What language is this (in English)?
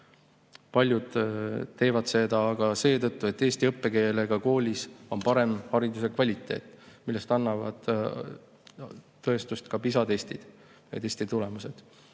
Estonian